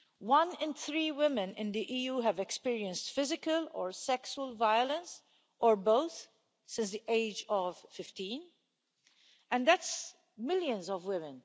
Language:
English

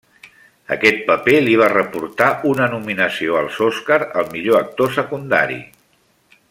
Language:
Catalan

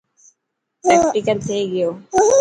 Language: Dhatki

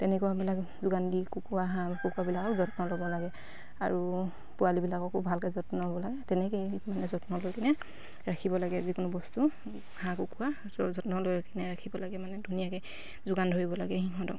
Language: Assamese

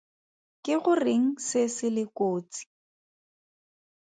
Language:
Tswana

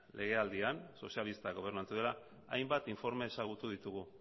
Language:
Basque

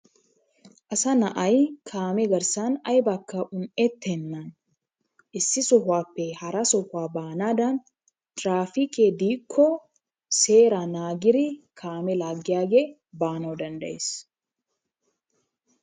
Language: Wolaytta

